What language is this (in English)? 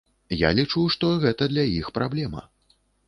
Belarusian